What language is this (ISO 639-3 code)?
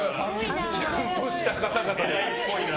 jpn